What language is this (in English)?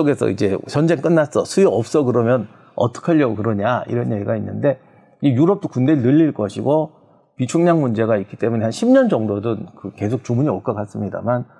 Korean